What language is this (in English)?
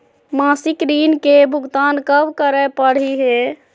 Magahi